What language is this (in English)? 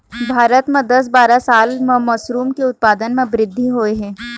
Chhattisgarhi